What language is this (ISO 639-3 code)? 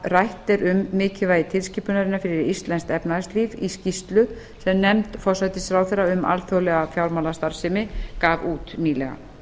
isl